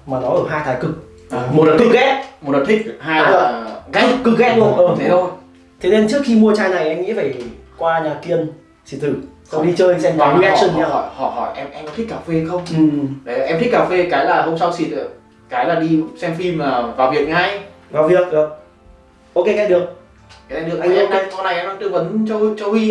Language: Vietnamese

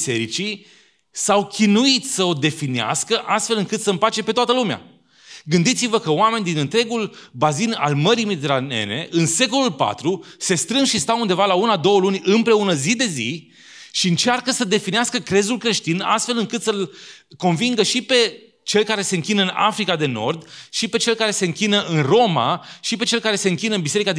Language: Romanian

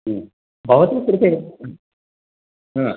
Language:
Sanskrit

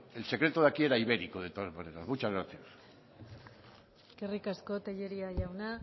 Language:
Spanish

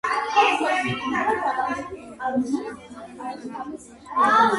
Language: Georgian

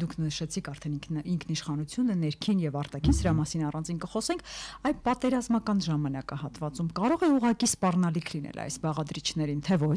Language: Turkish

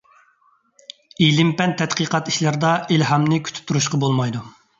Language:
Uyghur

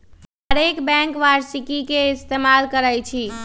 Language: Magahi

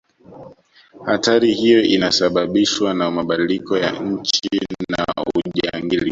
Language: Swahili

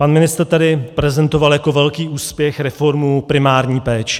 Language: Czech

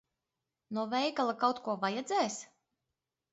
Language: Latvian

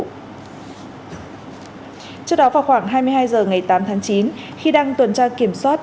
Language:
Vietnamese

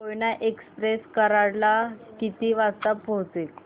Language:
Marathi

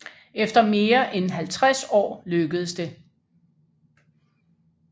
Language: Danish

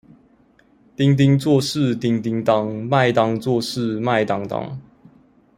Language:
Chinese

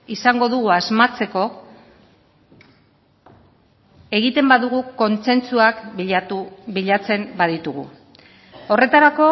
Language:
Basque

